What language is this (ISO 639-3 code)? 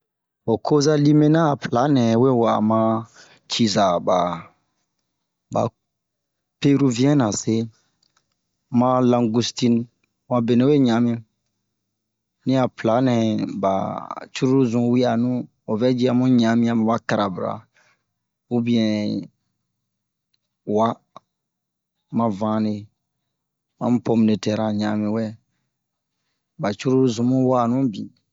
bmq